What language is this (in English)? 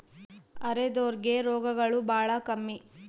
Kannada